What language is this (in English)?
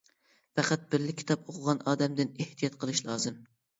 Uyghur